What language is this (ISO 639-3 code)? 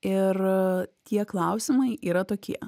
lit